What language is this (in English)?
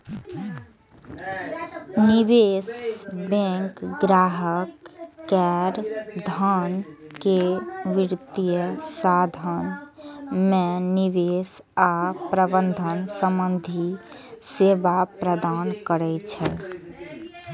Maithili